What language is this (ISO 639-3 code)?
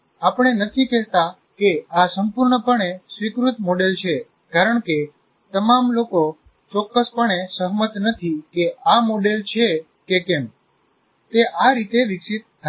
guj